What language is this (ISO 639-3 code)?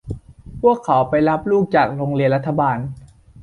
tha